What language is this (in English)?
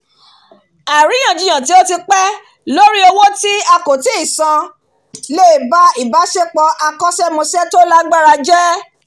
Yoruba